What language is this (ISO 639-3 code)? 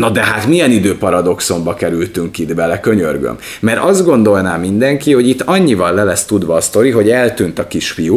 hun